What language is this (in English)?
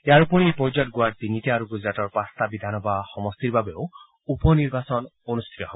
Assamese